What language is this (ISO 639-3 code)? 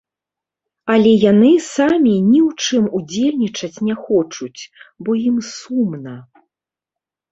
bel